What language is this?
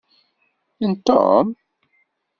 Kabyle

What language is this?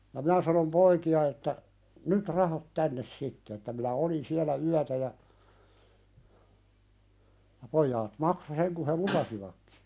Finnish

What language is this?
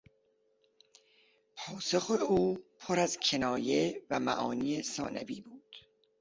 Persian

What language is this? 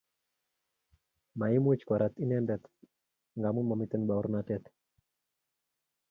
Kalenjin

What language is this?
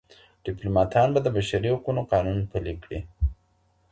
Pashto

